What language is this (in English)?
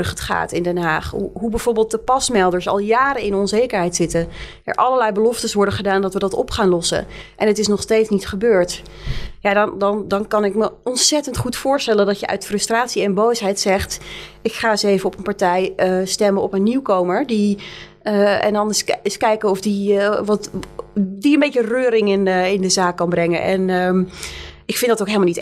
Dutch